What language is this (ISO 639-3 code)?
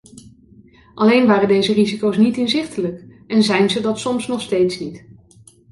nld